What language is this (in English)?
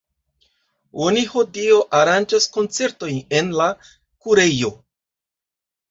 Esperanto